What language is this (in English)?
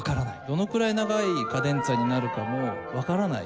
Japanese